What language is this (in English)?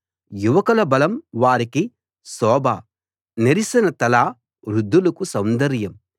Telugu